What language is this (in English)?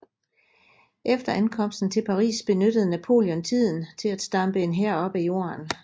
Danish